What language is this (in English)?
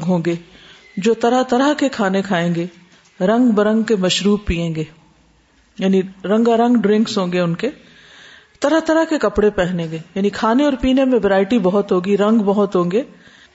Urdu